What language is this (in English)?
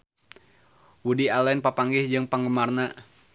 Sundanese